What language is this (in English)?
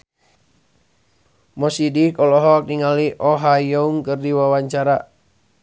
Sundanese